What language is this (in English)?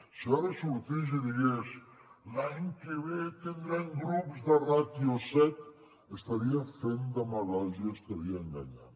Catalan